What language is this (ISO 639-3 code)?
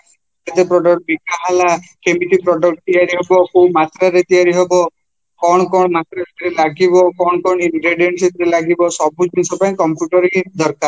ori